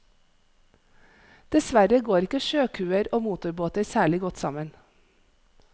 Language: Norwegian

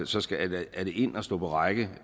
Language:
Danish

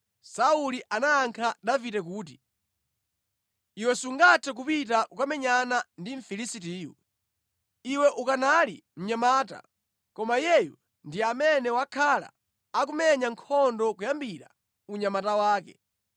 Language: Nyanja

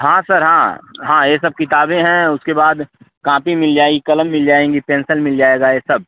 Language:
Hindi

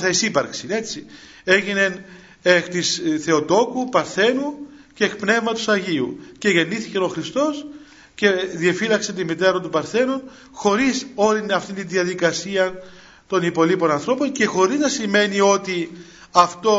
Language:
Greek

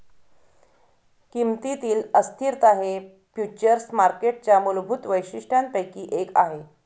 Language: Marathi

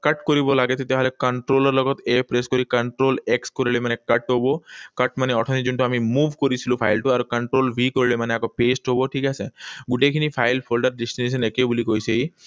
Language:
Assamese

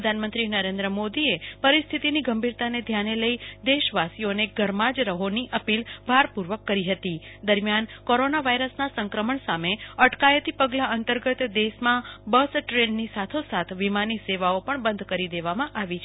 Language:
Gujarati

